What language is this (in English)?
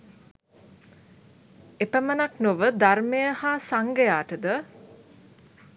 Sinhala